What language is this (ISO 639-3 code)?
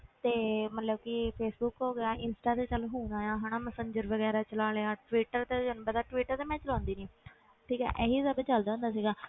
pan